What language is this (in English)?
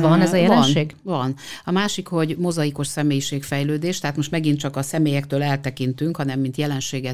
Hungarian